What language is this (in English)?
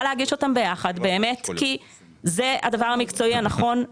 Hebrew